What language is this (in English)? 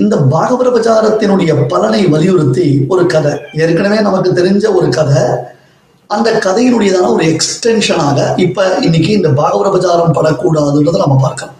Tamil